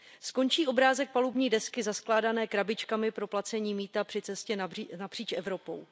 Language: Czech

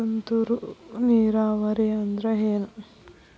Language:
Kannada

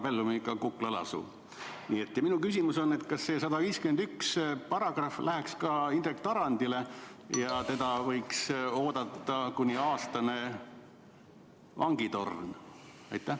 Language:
Estonian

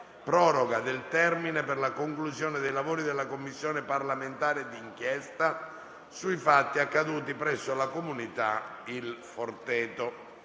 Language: Italian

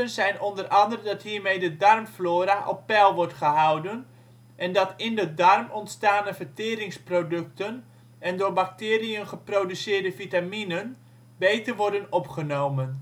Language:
Dutch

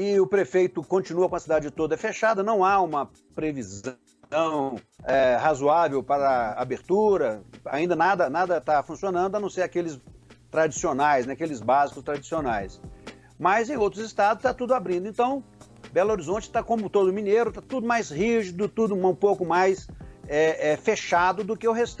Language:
Portuguese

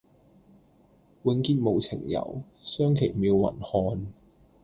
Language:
Cantonese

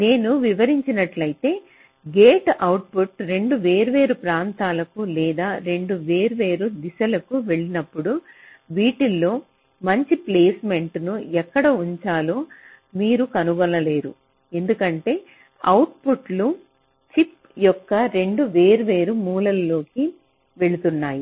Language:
Telugu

